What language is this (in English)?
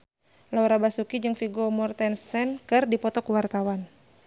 Sundanese